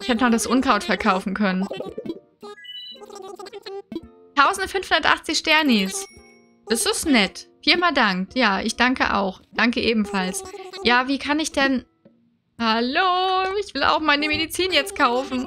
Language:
German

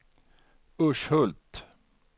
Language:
Swedish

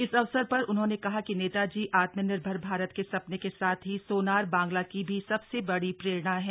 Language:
Hindi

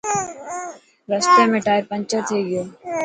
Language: Dhatki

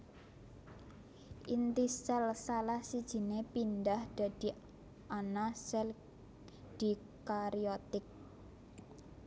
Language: Javanese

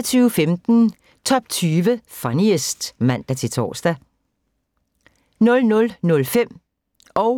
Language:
Danish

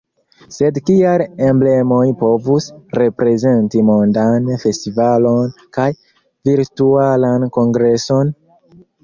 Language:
Esperanto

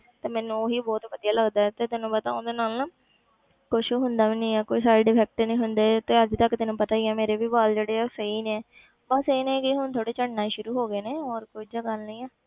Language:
Punjabi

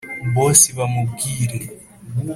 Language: Kinyarwanda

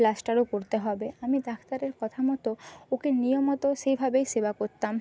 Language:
Bangla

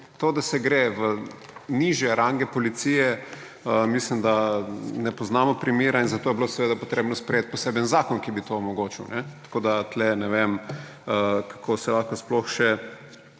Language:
Slovenian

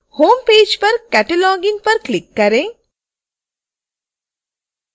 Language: Hindi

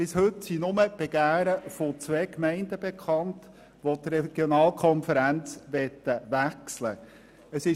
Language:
Swiss German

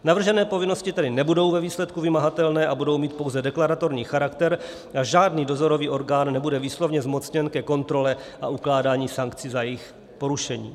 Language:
Czech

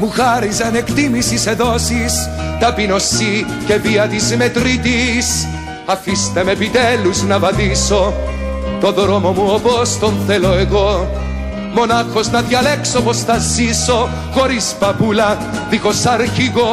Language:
Greek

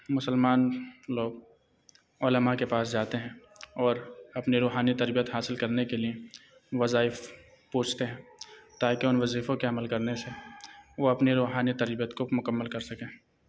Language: Urdu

